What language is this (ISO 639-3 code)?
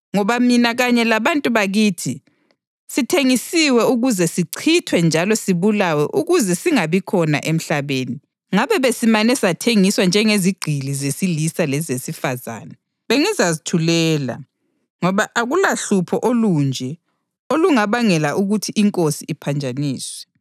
nde